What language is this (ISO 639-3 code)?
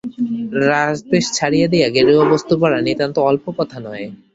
ben